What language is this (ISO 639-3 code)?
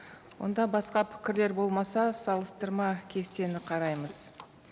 kaz